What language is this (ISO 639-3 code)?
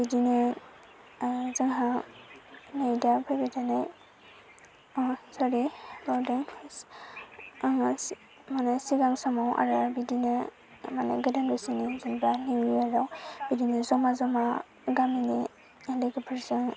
brx